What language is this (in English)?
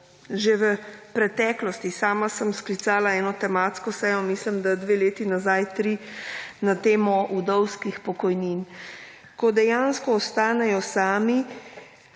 Slovenian